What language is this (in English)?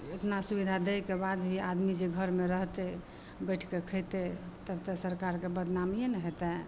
Maithili